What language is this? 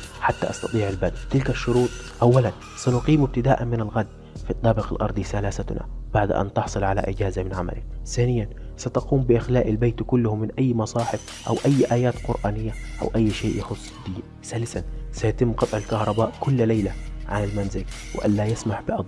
Arabic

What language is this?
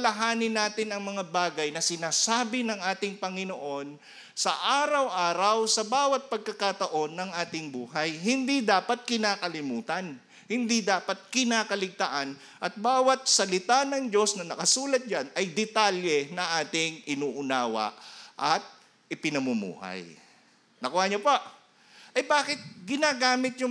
Filipino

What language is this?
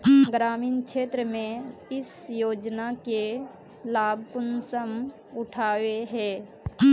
Magahi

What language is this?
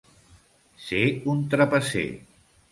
Catalan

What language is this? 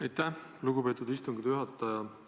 Estonian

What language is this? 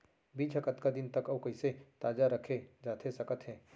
Chhattisgarhi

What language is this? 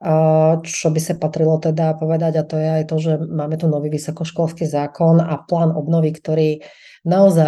Slovak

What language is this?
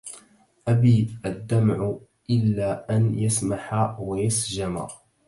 Arabic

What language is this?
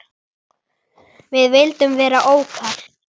Icelandic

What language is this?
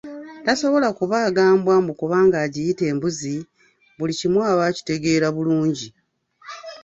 Ganda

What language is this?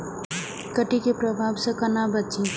Maithili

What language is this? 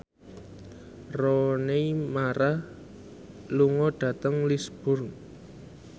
Javanese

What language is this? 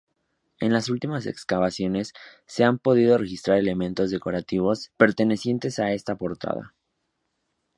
Spanish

